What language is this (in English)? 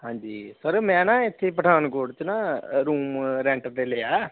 Punjabi